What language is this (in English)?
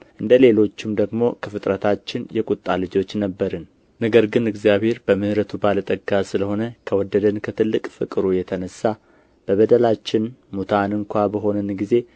Amharic